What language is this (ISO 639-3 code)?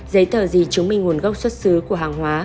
vie